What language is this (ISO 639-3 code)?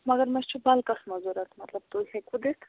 kas